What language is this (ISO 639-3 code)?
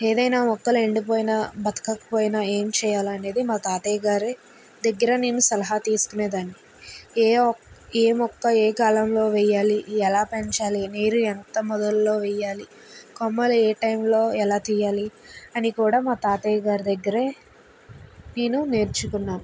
tel